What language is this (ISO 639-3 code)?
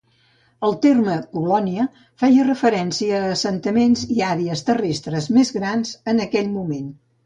cat